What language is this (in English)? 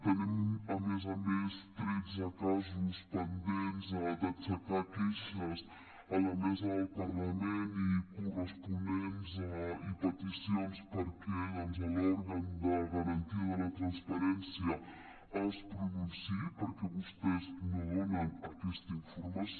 Catalan